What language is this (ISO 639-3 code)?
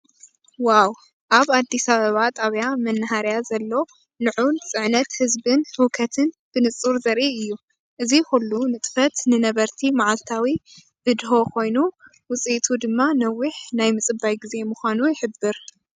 tir